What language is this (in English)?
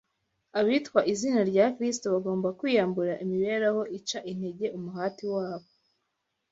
Kinyarwanda